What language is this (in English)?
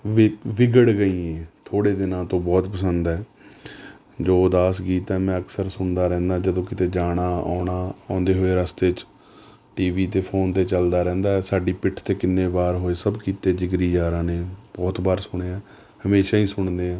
Punjabi